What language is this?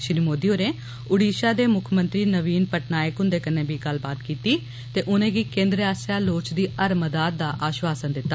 Dogri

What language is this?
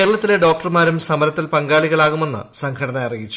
Malayalam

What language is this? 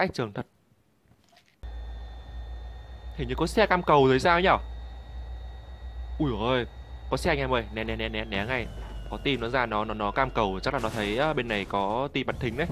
Vietnamese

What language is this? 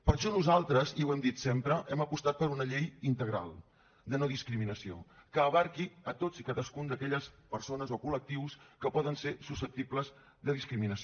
Catalan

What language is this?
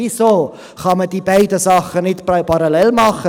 Swiss German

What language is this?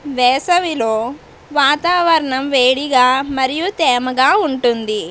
Telugu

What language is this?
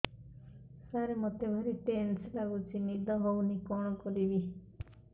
Odia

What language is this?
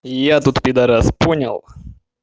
Russian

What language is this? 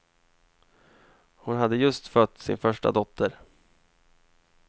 Swedish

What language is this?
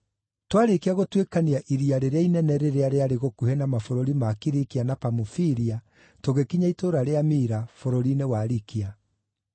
Kikuyu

